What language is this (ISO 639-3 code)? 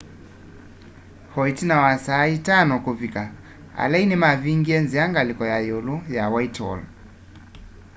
kam